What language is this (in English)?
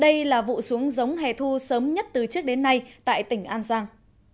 Vietnamese